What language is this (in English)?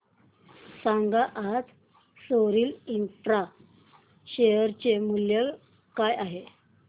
Marathi